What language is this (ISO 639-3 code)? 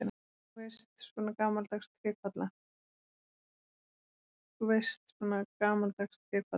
isl